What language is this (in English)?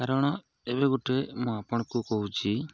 Odia